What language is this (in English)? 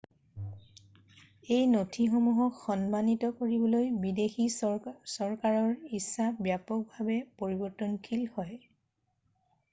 Assamese